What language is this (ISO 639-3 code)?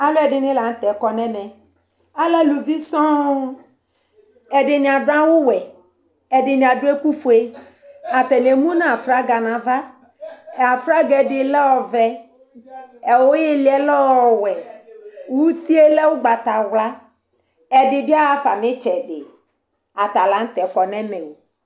kpo